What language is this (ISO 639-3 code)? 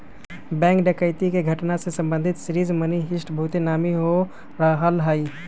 mag